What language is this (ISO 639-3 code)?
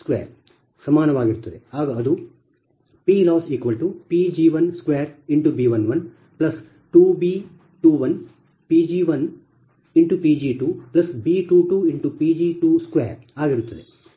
kan